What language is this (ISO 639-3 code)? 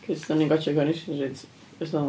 cym